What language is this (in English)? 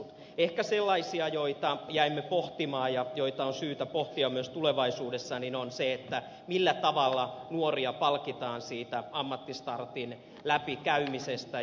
Finnish